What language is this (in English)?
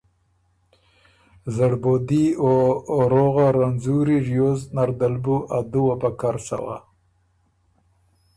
Ormuri